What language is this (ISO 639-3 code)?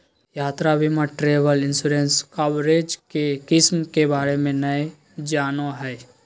mag